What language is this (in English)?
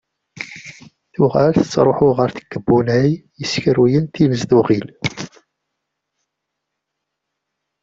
Kabyle